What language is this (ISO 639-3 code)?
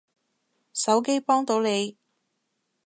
yue